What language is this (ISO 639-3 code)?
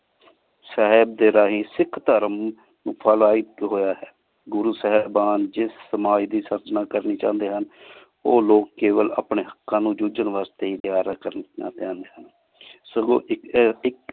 pan